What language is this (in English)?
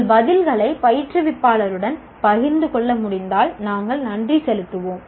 Tamil